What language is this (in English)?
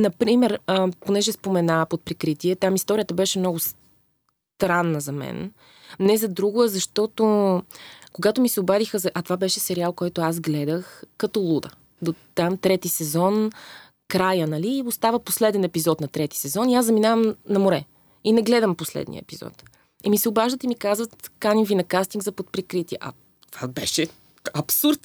Bulgarian